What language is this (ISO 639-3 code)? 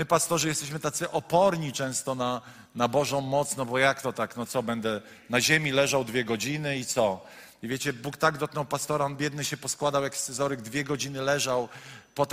pol